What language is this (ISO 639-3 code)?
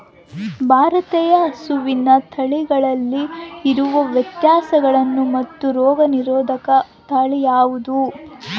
kan